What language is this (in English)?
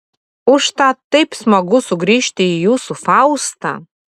Lithuanian